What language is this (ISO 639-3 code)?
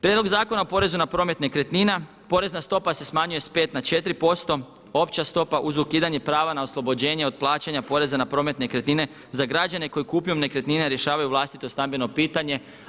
hrv